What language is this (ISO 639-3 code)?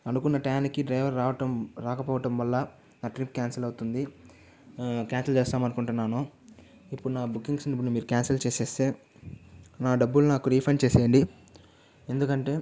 tel